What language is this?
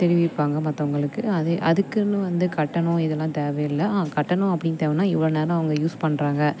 Tamil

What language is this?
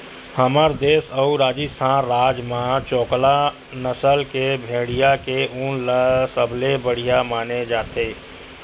Chhattisgarhi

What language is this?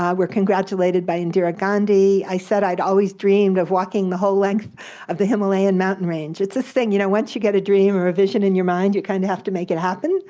English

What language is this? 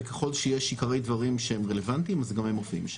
Hebrew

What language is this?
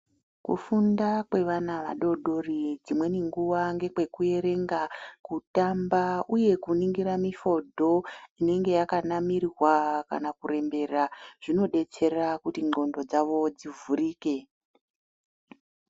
Ndau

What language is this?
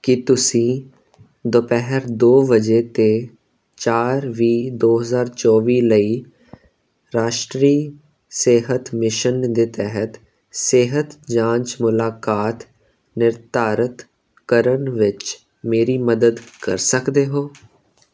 Punjabi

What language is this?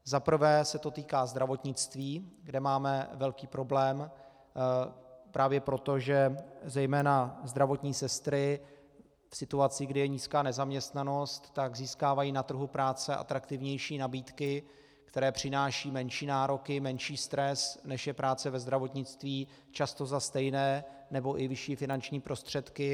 Czech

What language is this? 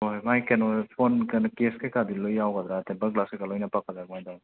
Manipuri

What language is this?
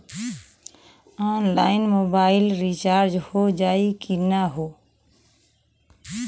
Bhojpuri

